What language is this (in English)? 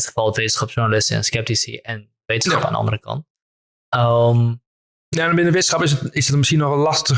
Dutch